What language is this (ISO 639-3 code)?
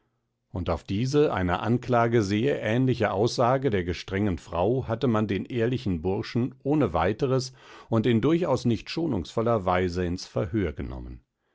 deu